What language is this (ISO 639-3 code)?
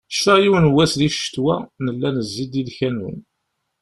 kab